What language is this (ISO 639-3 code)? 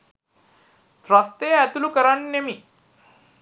sin